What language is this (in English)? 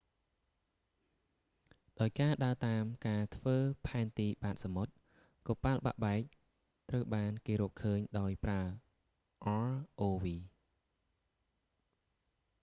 Khmer